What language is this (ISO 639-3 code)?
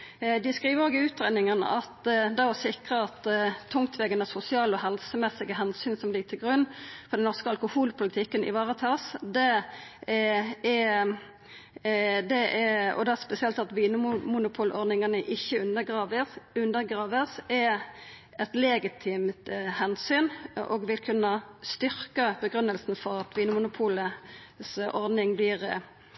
nno